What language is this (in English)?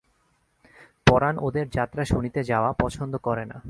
Bangla